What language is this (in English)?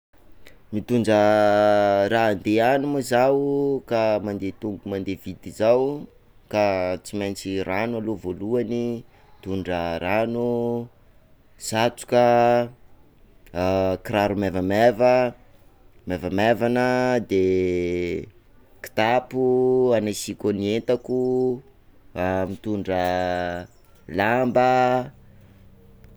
Sakalava Malagasy